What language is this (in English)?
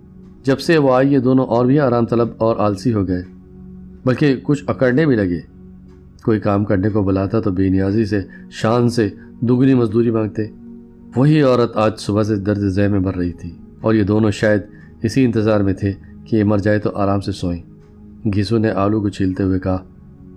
Urdu